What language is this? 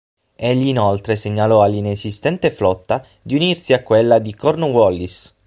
Italian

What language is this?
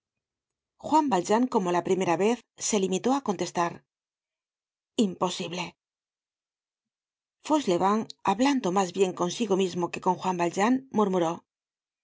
Spanish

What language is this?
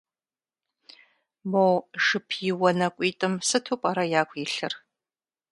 Kabardian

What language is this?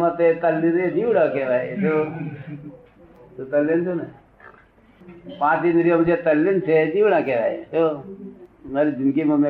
Gujarati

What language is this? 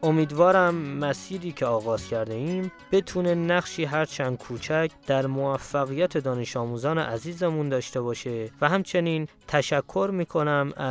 Persian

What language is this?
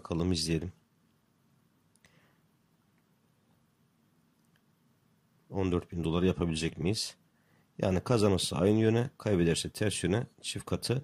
Turkish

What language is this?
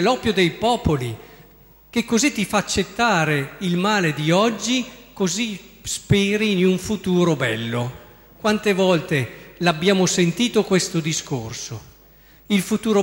Italian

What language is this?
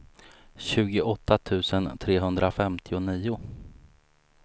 Swedish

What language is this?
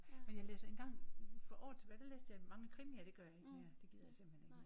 Danish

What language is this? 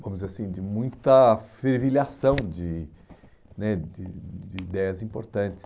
Portuguese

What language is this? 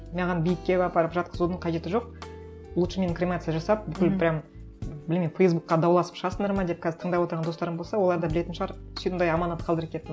Kazakh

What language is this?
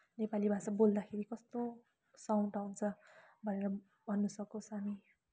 Nepali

